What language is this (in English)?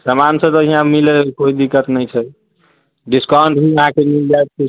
Maithili